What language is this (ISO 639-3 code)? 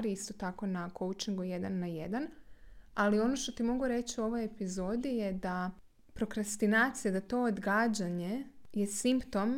hrv